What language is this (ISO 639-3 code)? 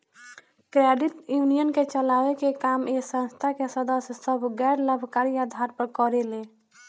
bho